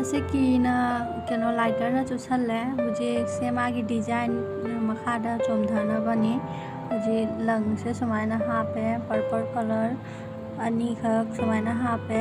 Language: Thai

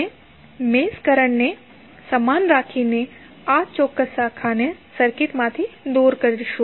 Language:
Gujarati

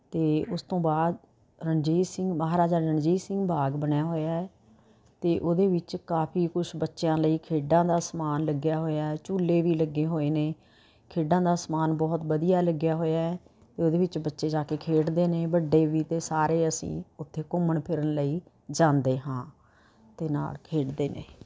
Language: Punjabi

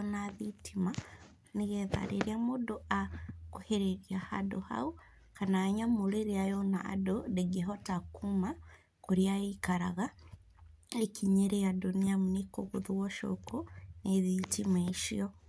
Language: Kikuyu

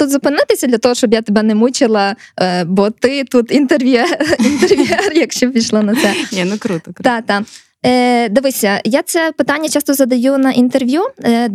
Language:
Ukrainian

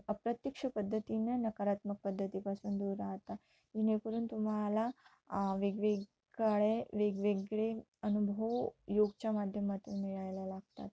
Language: Marathi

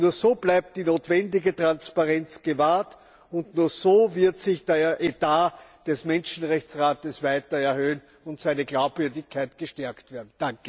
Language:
German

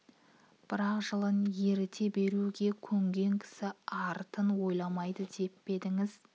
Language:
Kazakh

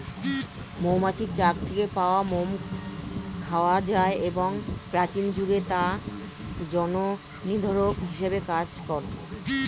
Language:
Bangla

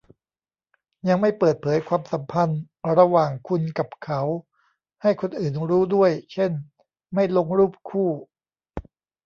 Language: Thai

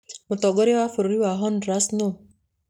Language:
Kikuyu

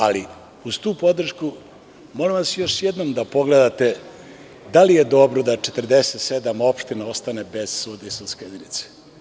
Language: Serbian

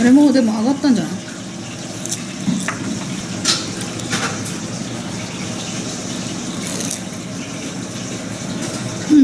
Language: Japanese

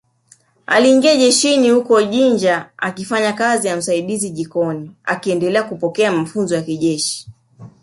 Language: Swahili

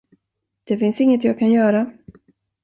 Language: Swedish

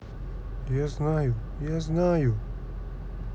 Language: Russian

